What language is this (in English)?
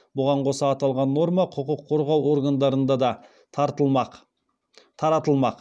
Kazakh